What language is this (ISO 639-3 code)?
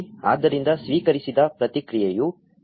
kan